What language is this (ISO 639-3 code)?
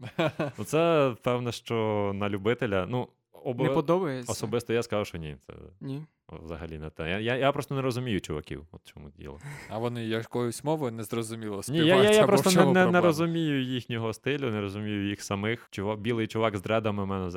ukr